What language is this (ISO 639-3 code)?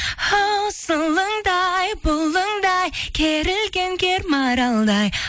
kaz